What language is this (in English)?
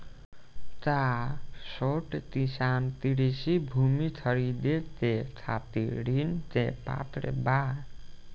Bhojpuri